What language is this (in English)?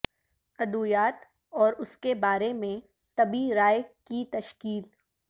Urdu